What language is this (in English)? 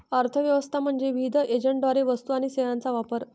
Marathi